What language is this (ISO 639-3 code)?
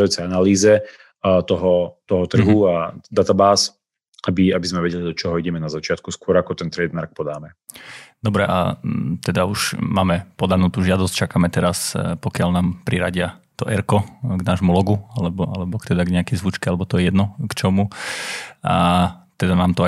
slk